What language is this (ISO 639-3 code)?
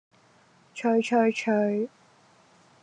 yue